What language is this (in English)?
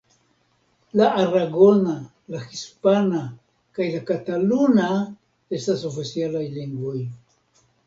Esperanto